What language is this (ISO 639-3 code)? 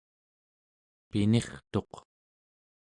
esu